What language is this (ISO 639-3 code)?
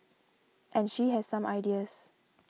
eng